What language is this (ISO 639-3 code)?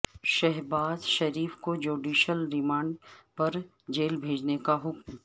urd